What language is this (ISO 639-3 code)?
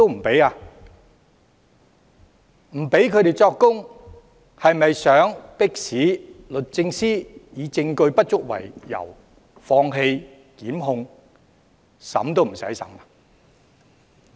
yue